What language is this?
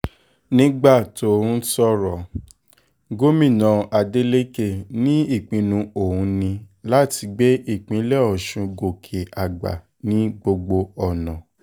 Yoruba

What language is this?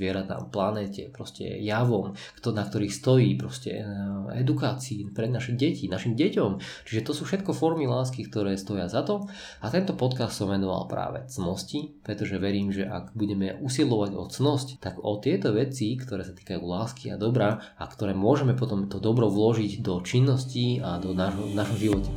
Slovak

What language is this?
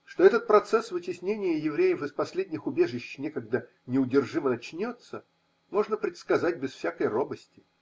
Russian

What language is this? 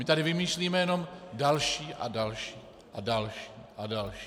Czech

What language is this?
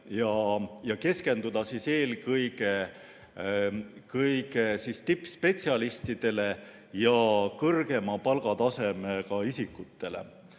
Estonian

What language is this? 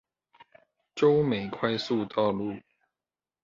Chinese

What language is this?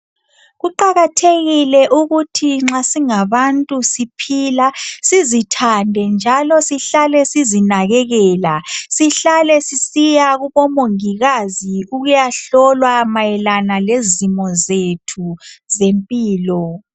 North Ndebele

